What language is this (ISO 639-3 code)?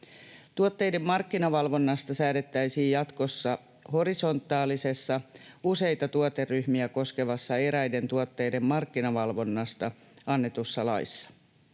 fin